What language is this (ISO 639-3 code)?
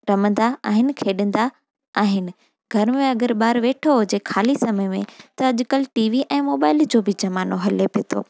snd